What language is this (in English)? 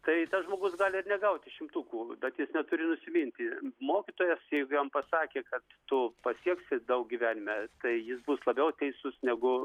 Lithuanian